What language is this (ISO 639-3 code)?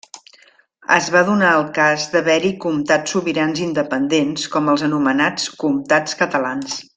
cat